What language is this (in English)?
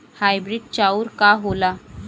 Bhojpuri